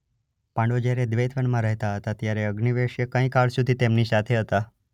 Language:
Gujarati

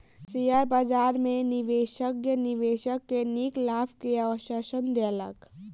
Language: Maithili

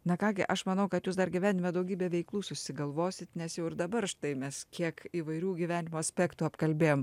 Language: Lithuanian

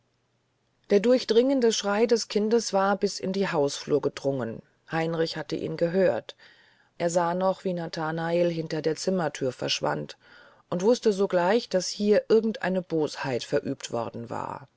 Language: German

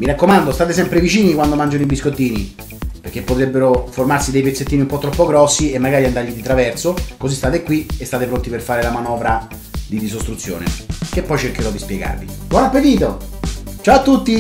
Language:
Italian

